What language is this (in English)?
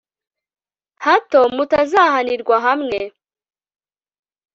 Kinyarwanda